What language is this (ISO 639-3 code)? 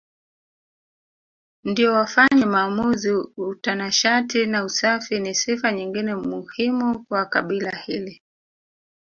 swa